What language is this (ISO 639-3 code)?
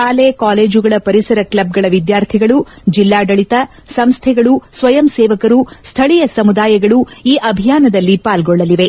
kan